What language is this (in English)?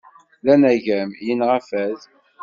Kabyle